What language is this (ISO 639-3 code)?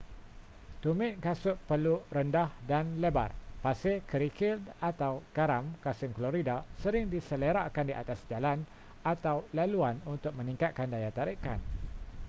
msa